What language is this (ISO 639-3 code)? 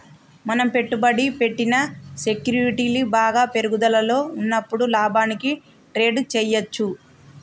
tel